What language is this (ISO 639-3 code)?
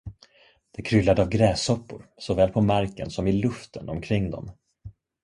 swe